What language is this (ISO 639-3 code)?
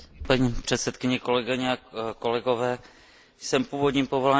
ces